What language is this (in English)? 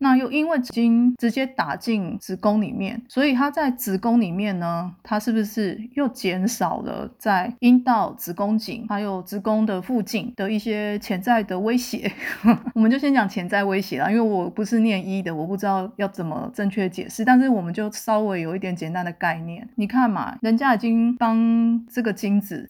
Chinese